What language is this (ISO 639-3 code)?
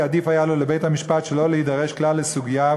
heb